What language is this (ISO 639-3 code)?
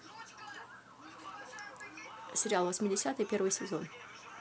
rus